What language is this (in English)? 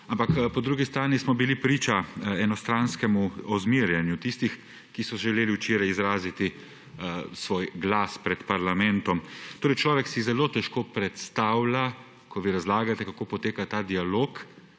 Slovenian